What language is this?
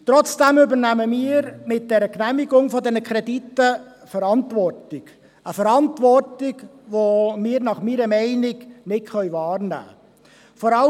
Swiss German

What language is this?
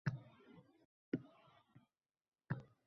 Uzbek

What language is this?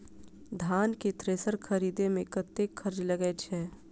Maithili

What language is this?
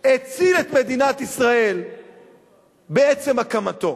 Hebrew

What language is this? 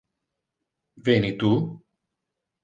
Interlingua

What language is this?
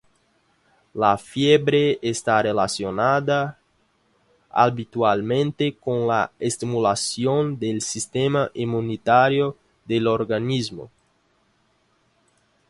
Spanish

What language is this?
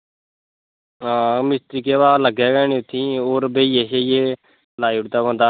Dogri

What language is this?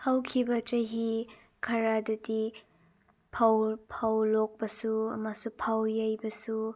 Manipuri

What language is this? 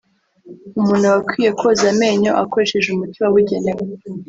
Kinyarwanda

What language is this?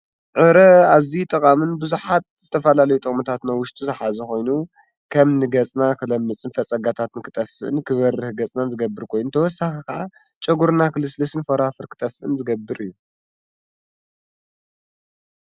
Tigrinya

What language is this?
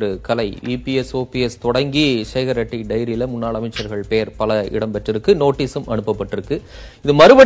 Tamil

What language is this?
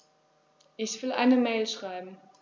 German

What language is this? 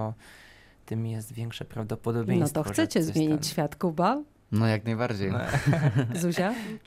Polish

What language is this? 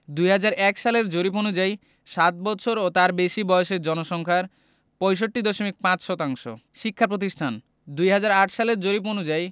Bangla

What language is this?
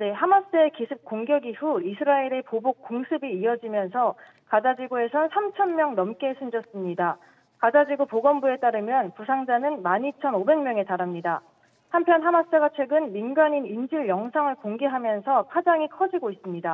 Korean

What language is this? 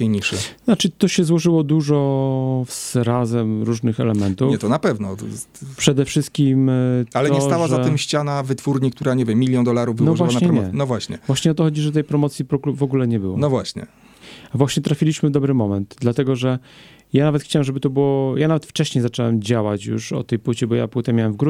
Polish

